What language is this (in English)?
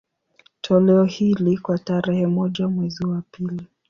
Swahili